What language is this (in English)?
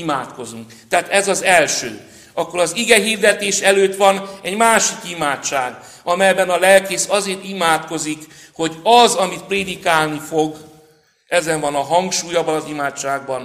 Hungarian